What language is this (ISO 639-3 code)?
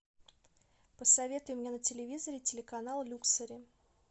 rus